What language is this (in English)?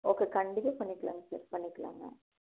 Tamil